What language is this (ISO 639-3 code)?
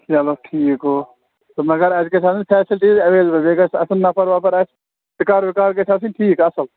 kas